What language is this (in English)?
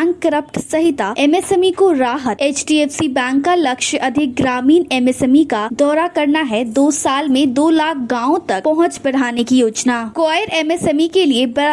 Hindi